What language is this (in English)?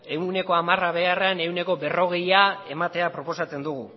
Basque